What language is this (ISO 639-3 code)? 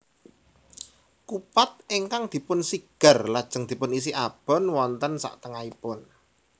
jav